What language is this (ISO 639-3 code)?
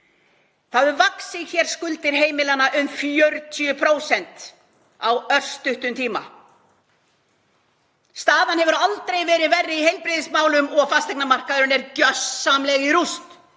isl